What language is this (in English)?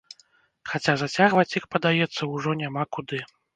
Belarusian